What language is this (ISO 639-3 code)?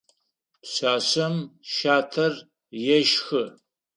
ady